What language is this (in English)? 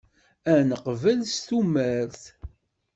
Kabyle